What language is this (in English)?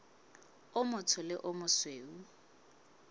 Southern Sotho